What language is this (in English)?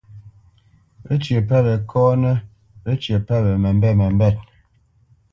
Bamenyam